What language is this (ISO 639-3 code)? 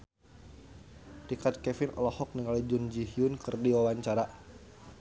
sun